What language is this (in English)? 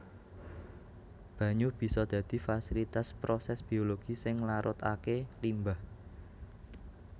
Javanese